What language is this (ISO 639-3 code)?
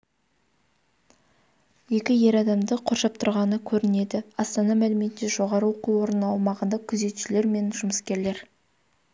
kaz